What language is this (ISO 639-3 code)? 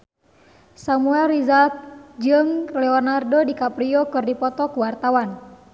sun